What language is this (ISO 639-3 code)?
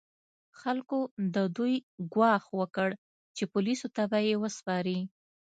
pus